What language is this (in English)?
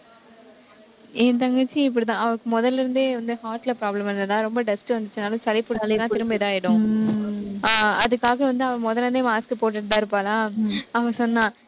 Tamil